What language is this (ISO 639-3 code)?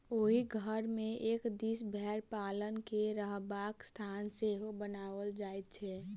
mai